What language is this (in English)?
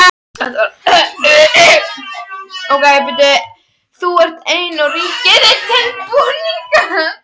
Icelandic